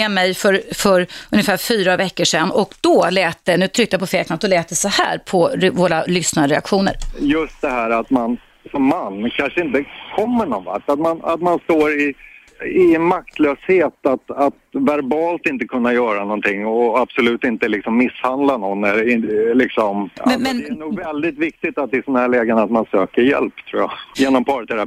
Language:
Swedish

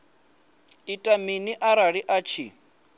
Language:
Venda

